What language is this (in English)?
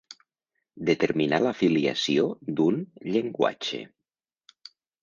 Catalan